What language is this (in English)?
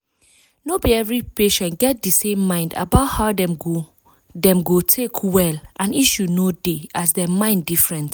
Nigerian Pidgin